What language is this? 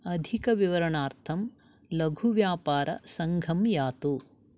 Sanskrit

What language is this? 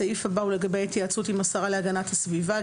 Hebrew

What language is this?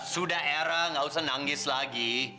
Indonesian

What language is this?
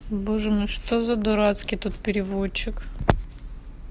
Russian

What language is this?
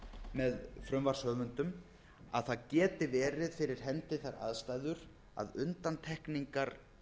Icelandic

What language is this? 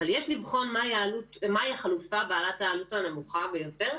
Hebrew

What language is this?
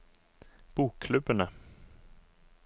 Norwegian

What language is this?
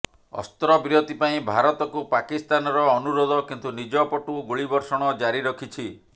Odia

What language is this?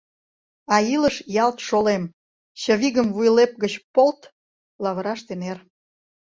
Mari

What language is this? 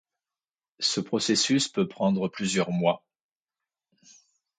French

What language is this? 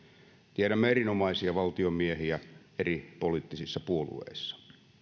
Finnish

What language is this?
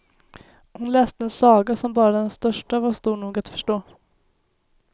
Swedish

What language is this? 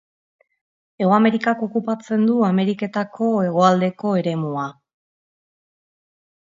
Basque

